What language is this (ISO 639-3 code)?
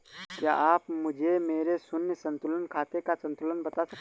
hin